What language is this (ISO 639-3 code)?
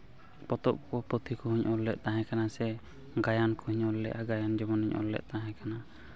sat